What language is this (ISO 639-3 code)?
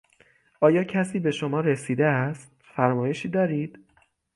fas